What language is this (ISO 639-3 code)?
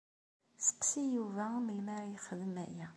kab